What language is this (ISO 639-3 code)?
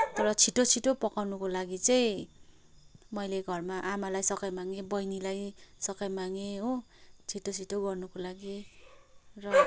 nep